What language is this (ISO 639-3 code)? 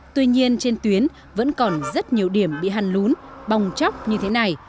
vie